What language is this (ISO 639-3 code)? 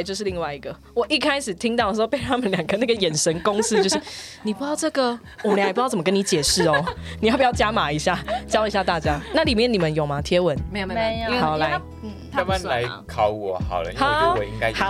zho